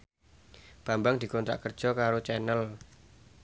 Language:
Javanese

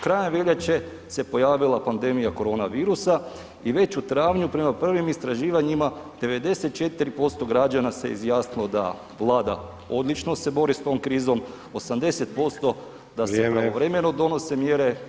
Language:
Croatian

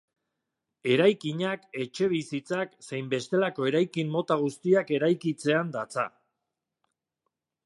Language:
Basque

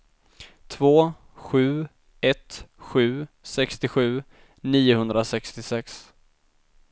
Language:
Swedish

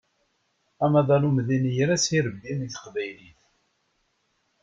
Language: Kabyle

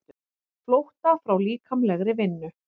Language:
Icelandic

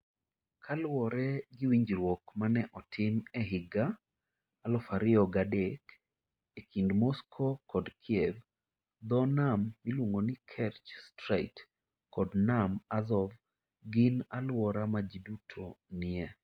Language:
Luo (Kenya and Tanzania)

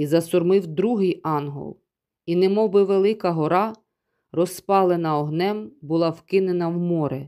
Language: Ukrainian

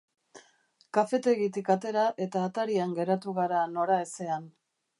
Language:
Basque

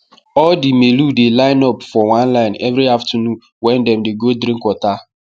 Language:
Nigerian Pidgin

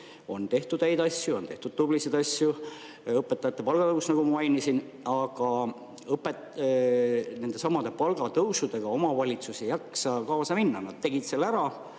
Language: Estonian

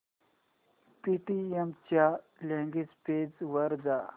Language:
Marathi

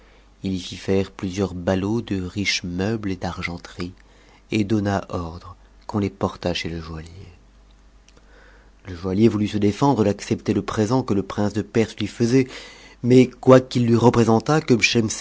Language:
French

